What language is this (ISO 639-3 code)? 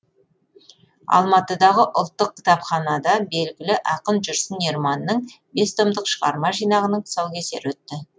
kaz